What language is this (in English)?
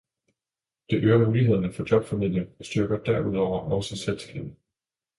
Danish